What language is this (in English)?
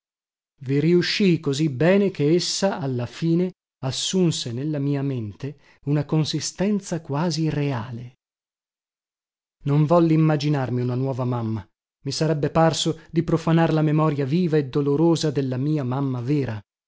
Italian